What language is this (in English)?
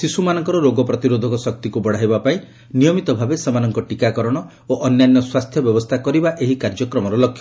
Odia